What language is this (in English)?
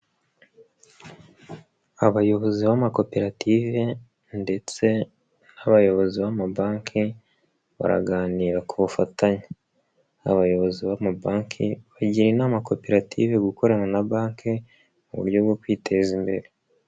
Kinyarwanda